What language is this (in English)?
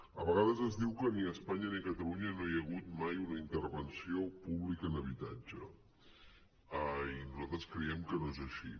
Catalan